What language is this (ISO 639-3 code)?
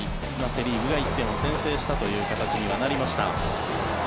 jpn